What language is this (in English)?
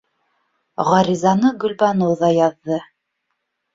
Bashkir